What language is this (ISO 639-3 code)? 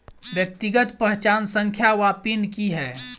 mai